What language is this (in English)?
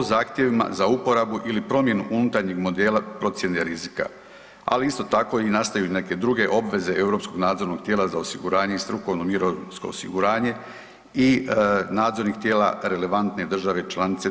Croatian